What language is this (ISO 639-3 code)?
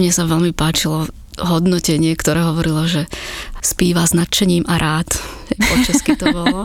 slk